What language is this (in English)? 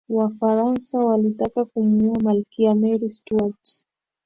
Swahili